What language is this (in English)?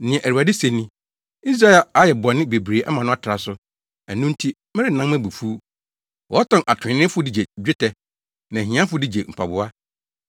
Akan